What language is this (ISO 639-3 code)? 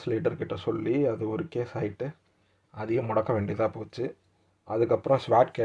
tam